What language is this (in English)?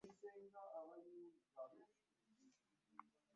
Ganda